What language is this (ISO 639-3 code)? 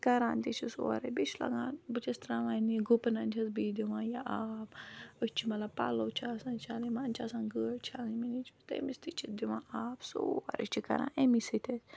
kas